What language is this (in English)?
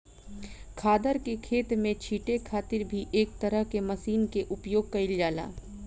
Bhojpuri